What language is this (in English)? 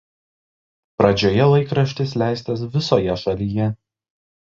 Lithuanian